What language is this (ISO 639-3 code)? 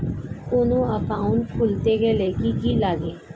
ben